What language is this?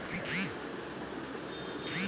Bhojpuri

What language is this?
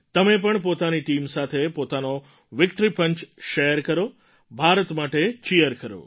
Gujarati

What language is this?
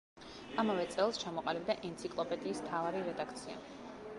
Georgian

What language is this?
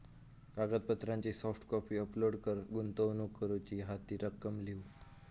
Marathi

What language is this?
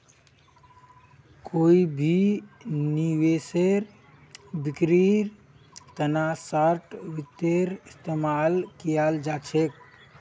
Magahi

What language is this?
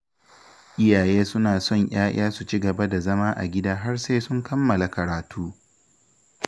Hausa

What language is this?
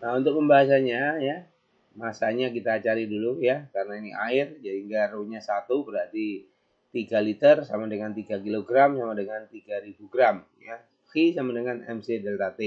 Indonesian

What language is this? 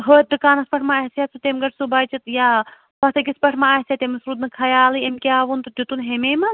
Kashmiri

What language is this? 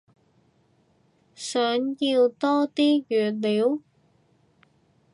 Cantonese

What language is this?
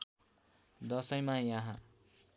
Nepali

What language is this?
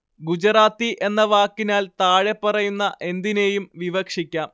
Malayalam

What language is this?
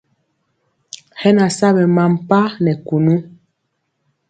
Mpiemo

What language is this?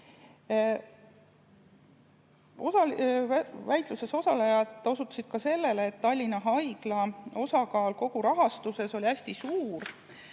Estonian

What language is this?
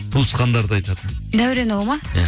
Kazakh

